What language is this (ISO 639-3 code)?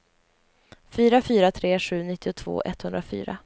swe